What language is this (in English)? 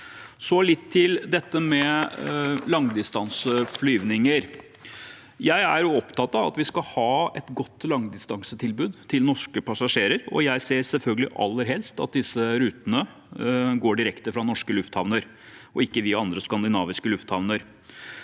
Norwegian